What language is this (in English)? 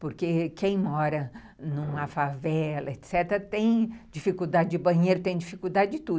Portuguese